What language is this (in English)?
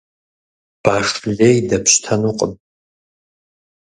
Kabardian